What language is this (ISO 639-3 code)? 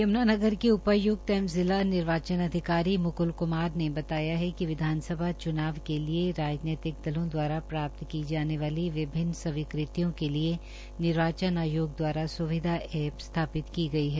hin